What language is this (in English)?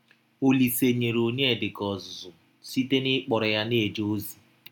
Igbo